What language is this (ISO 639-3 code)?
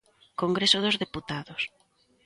glg